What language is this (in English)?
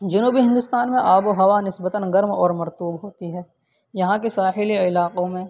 Urdu